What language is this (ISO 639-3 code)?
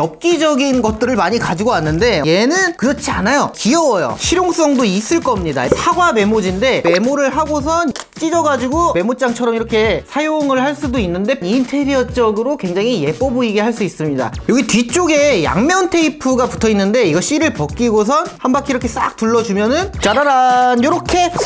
kor